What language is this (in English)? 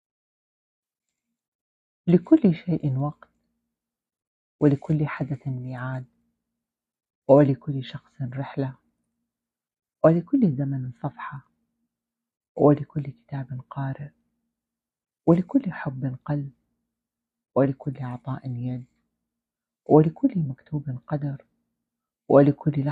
Arabic